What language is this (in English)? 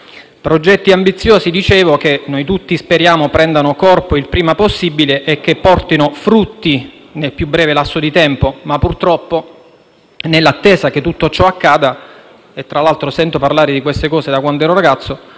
Italian